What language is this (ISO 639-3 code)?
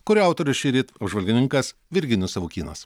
lit